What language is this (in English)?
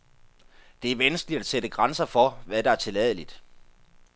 Danish